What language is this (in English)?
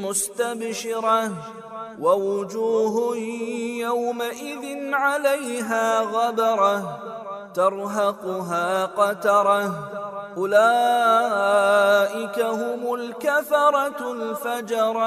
Arabic